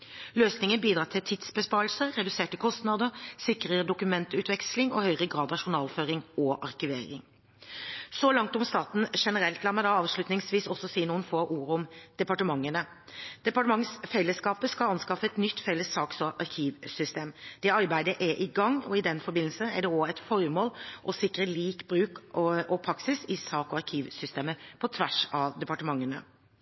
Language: Norwegian Bokmål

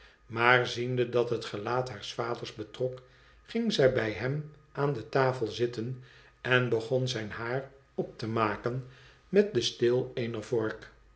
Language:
Dutch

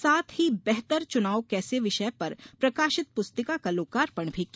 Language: Hindi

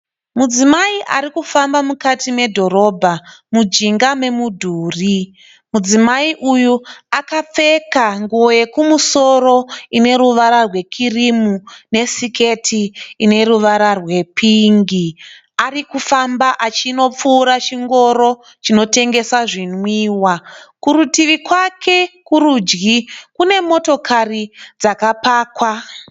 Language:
Shona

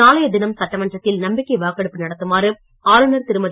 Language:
Tamil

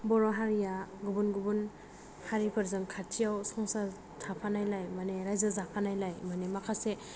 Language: Bodo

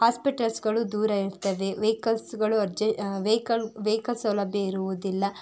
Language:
Kannada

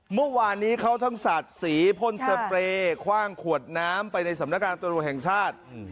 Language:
Thai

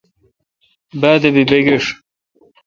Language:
Kalkoti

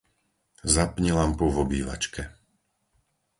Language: Slovak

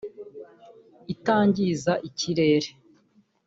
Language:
Kinyarwanda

